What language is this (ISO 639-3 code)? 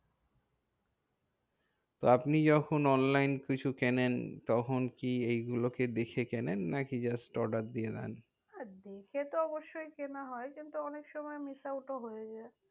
ben